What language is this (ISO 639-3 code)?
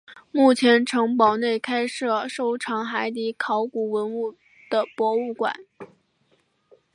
zho